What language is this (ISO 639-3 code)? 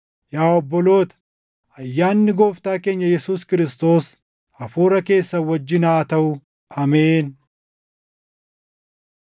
orm